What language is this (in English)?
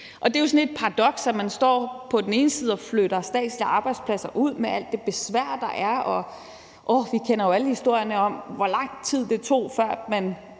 Danish